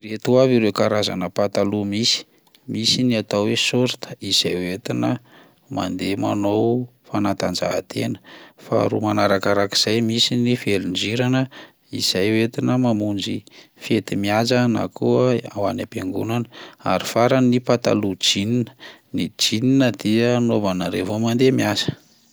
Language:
Malagasy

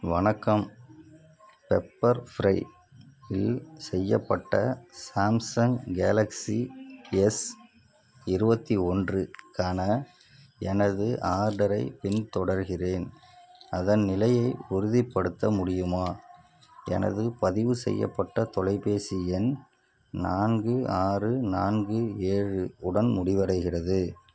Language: Tamil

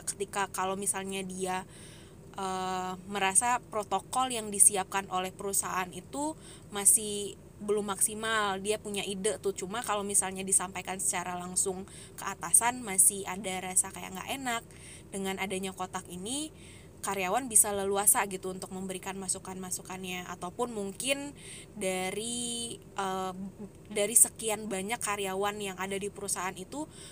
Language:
Indonesian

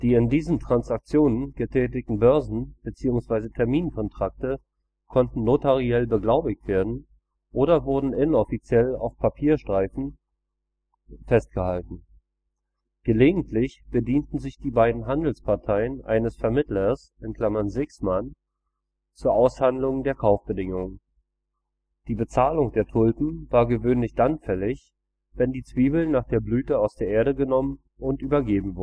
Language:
German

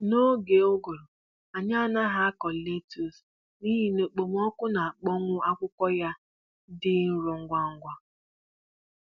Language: Igbo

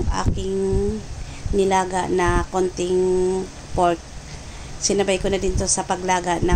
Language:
Filipino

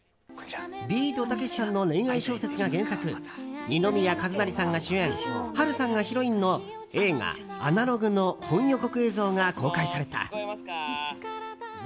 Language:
Japanese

